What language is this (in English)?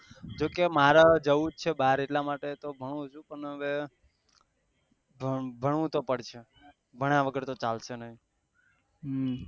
Gujarati